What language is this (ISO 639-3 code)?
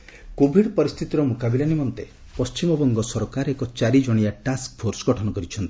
ori